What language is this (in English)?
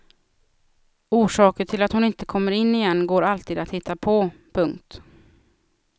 Swedish